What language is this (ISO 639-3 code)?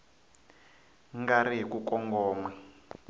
tso